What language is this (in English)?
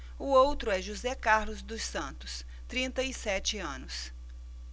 Portuguese